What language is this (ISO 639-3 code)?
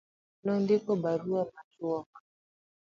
luo